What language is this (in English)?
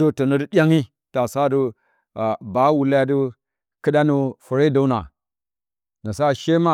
Bacama